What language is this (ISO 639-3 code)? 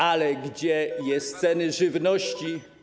pol